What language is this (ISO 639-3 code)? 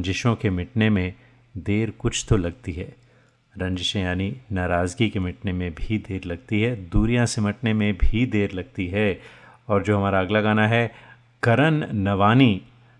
hin